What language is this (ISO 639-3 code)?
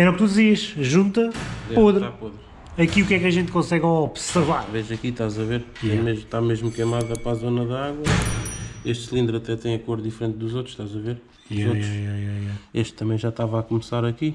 por